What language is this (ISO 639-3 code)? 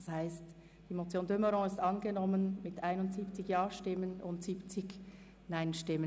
gsw